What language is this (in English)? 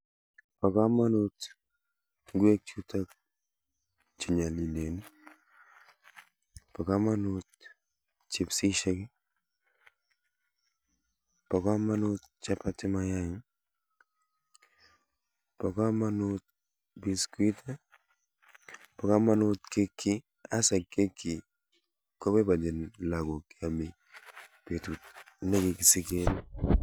Kalenjin